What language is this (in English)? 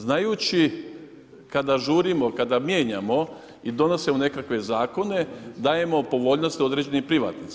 Croatian